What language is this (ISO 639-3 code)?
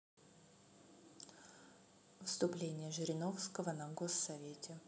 rus